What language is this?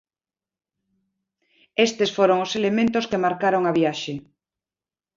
Galician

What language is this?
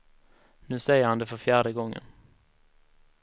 Swedish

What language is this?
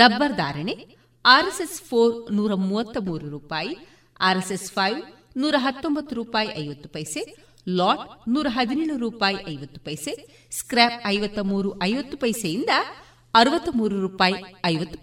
Kannada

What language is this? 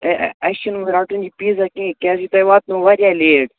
Kashmiri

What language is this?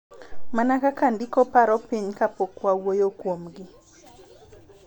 Luo (Kenya and Tanzania)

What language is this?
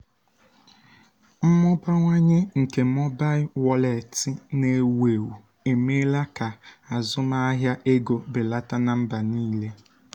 Igbo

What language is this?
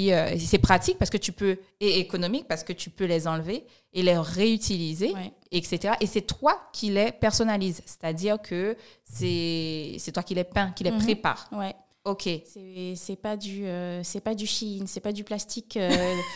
French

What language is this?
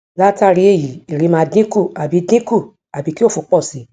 Yoruba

